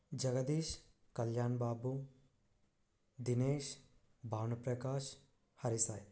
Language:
Telugu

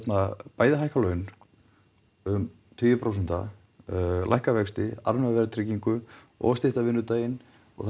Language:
Icelandic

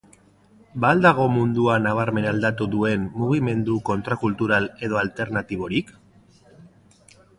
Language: Basque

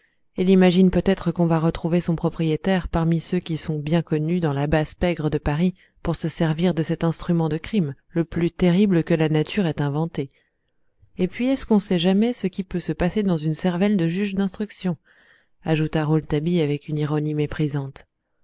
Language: French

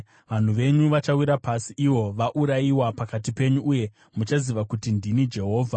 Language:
Shona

